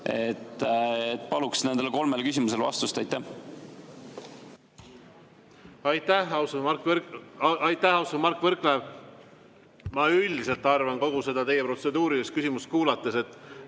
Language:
Estonian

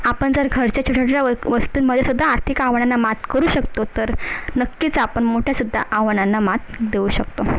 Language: Marathi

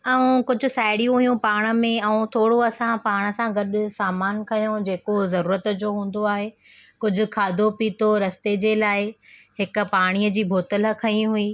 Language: Sindhi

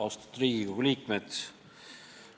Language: Estonian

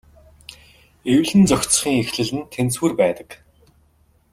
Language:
Mongolian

